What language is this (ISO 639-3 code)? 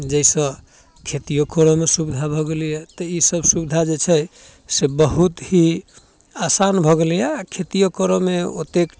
mai